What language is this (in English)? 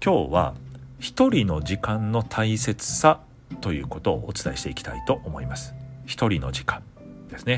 Japanese